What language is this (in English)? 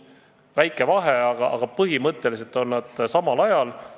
Estonian